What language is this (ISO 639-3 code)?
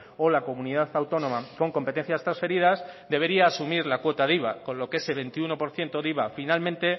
spa